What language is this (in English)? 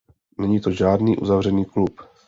Czech